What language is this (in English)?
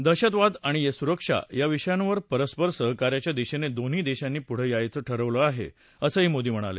Marathi